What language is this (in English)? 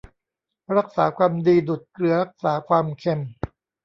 Thai